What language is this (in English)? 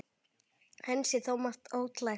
Icelandic